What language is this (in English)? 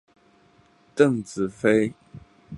Chinese